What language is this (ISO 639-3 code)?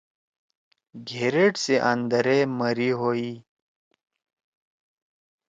trw